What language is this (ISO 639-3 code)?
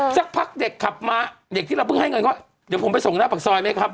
tha